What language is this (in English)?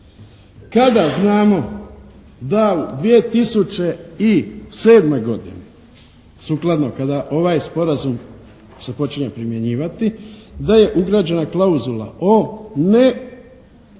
Croatian